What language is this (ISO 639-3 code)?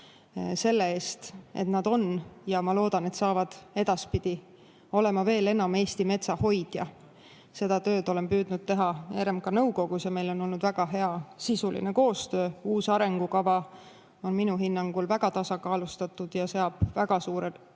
est